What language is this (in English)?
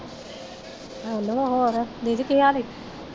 Punjabi